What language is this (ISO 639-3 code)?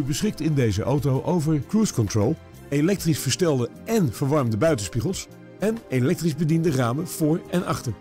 nld